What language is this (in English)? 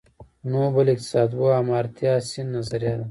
Pashto